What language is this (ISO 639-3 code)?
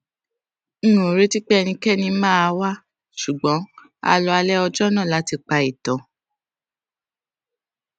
yor